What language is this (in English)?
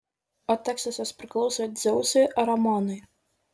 Lithuanian